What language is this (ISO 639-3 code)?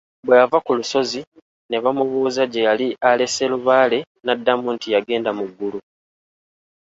lug